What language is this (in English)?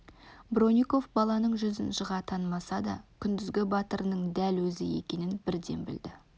Kazakh